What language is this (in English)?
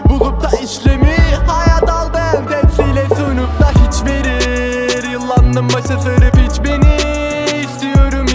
Turkish